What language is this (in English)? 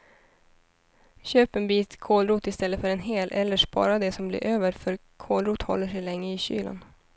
Swedish